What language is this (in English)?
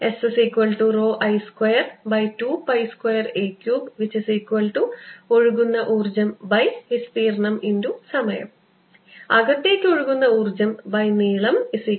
Malayalam